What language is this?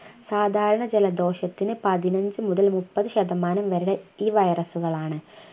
Malayalam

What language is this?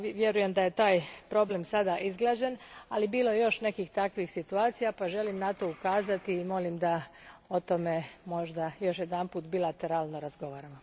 Croatian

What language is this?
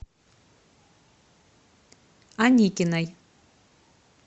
Russian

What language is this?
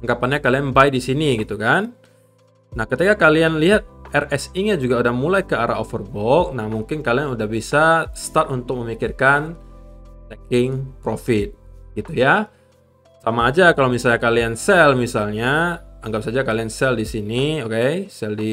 Indonesian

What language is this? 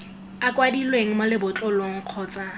Tswana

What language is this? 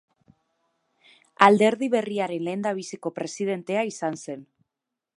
Basque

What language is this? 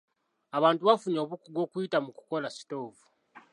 Ganda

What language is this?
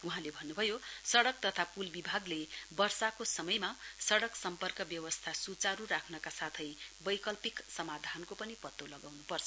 Nepali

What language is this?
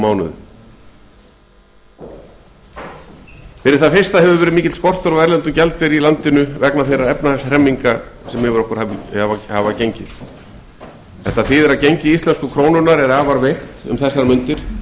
Icelandic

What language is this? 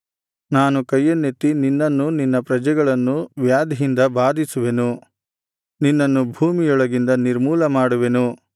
Kannada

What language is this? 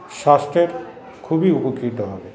Bangla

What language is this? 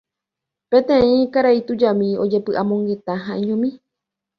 Guarani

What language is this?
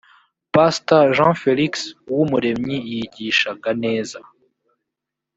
Kinyarwanda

